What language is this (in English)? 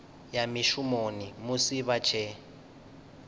Venda